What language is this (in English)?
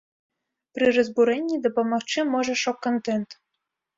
Belarusian